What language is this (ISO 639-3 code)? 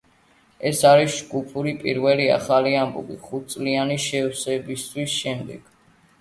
kat